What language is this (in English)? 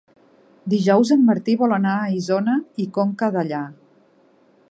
Catalan